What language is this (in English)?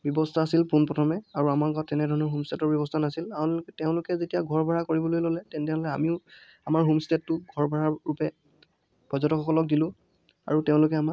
Assamese